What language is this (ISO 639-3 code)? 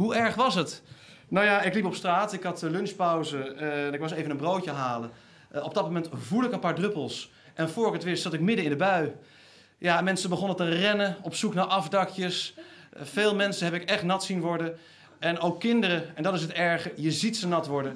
nld